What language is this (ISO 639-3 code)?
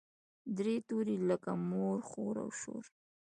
pus